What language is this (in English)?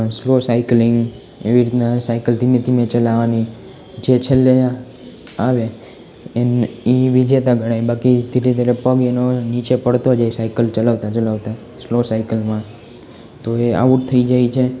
Gujarati